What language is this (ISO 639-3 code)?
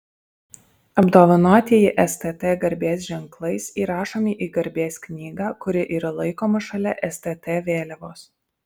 lit